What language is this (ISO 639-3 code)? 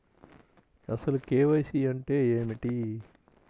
tel